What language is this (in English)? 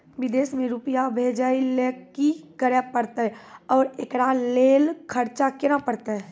Maithili